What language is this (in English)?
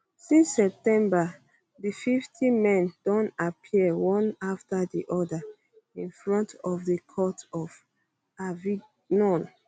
Nigerian Pidgin